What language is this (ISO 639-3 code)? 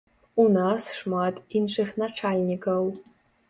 bel